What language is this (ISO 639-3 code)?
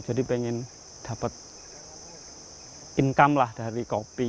ind